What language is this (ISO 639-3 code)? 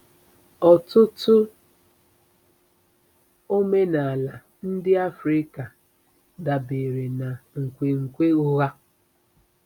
ibo